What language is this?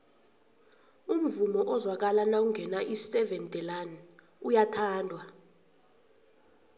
South Ndebele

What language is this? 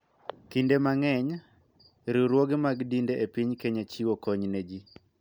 Luo (Kenya and Tanzania)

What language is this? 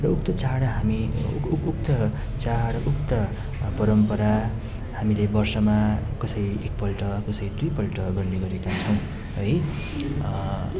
Nepali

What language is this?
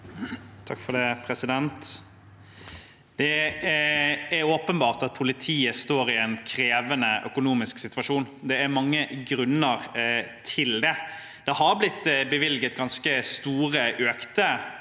Norwegian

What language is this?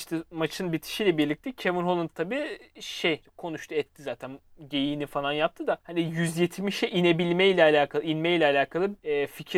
Turkish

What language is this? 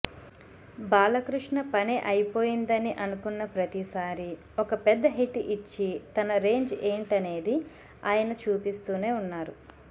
Telugu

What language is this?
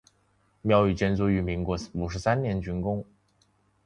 Chinese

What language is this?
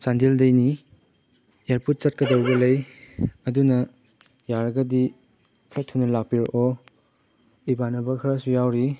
Manipuri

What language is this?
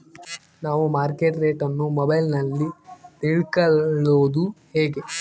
Kannada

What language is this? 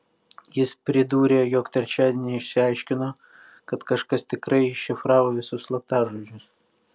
Lithuanian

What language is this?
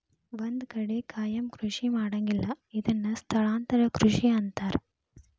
Kannada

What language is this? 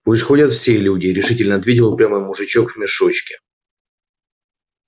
Russian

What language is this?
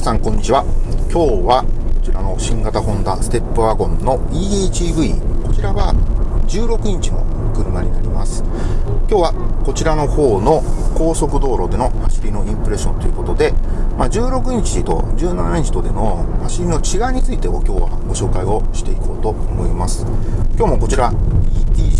Japanese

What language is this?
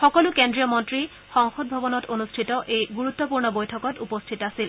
Assamese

